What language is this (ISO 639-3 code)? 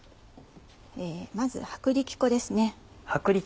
jpn